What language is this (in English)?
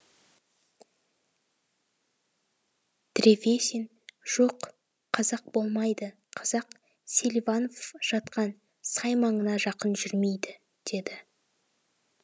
Kazakh